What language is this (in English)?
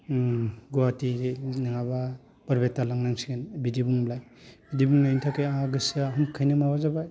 Bodo